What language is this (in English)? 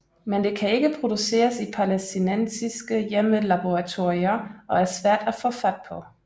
Danish